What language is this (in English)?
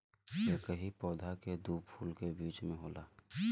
Bhojpuri